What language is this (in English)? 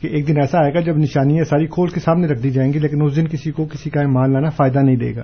Urdu